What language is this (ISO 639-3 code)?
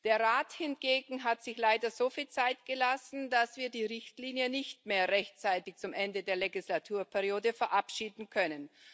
deu